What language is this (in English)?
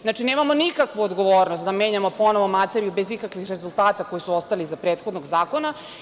Serbian